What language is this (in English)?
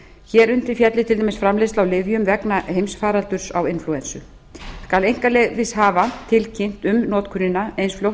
Icelandic